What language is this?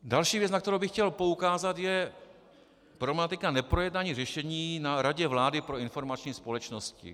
Czech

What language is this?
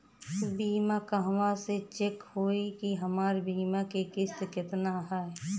Bhojpuri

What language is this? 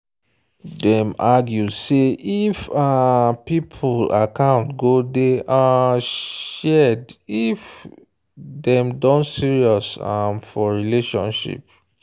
Nigerian Pidgin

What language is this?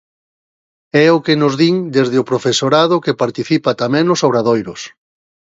Galician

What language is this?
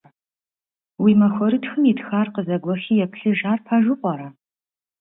Kabardian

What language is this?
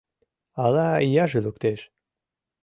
Mari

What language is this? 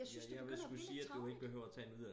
Danish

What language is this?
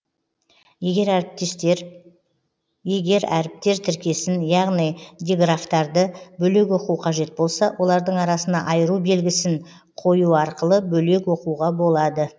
Kazakh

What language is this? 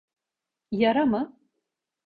Turkish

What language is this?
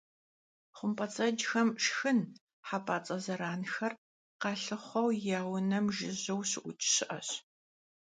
Kabardian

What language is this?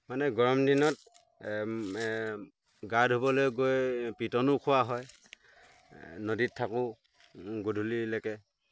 Assamese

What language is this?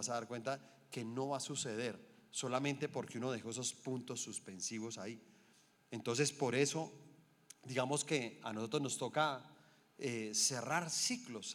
Spanish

